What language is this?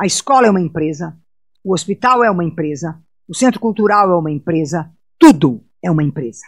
Portuguese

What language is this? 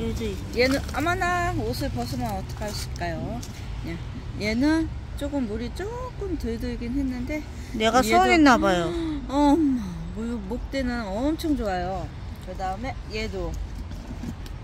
Korean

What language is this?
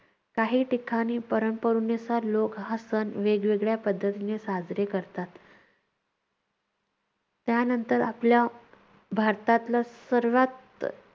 Marathi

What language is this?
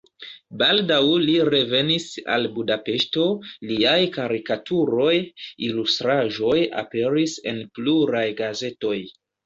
Esperanto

